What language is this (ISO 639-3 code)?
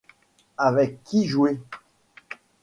fra